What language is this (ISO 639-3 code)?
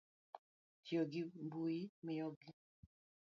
luo